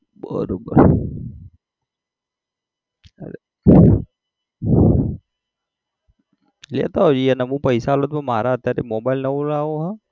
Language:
Gujarati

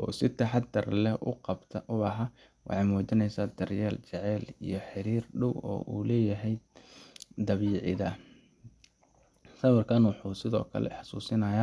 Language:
Somali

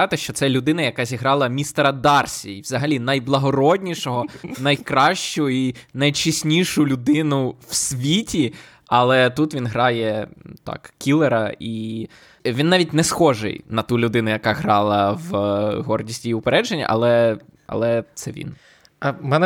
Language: Ukrainian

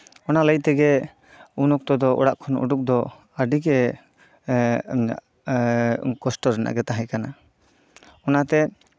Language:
Santali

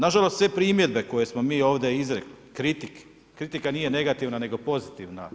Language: Croatian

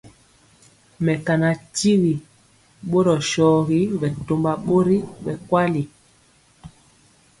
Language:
Mpiemo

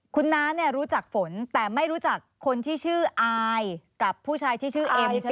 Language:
Thai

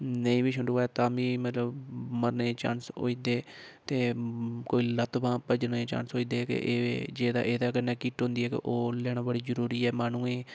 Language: Dogri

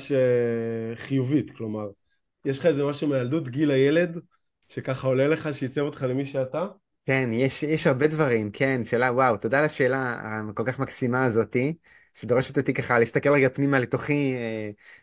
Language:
Hebrew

